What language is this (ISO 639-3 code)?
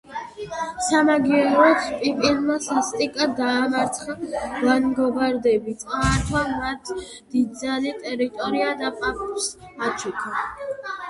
kat